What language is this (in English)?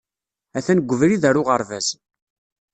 Kabyle